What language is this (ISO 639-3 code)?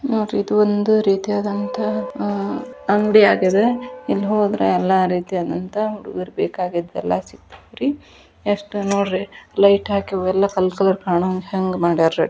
kan